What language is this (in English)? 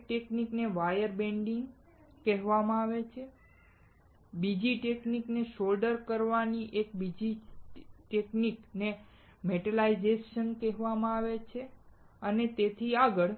Gujarati